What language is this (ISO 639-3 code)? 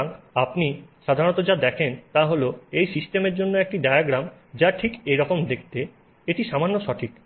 ben